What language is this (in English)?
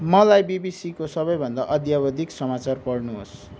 Nepali